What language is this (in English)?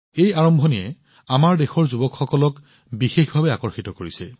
Assamese